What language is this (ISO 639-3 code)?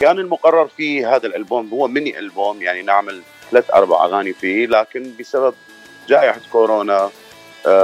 ara